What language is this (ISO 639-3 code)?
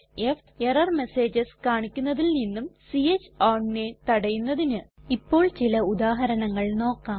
mal